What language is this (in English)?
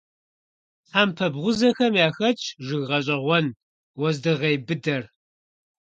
Kabardian